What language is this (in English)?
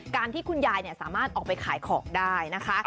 Thai